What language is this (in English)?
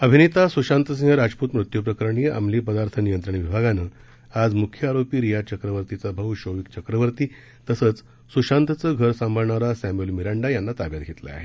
Marathi